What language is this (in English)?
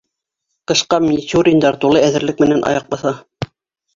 Bashkir